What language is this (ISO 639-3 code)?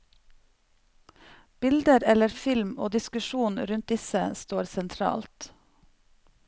nor